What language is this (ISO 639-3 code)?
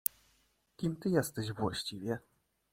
pol